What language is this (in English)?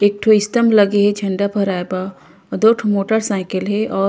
Chhattisgarhi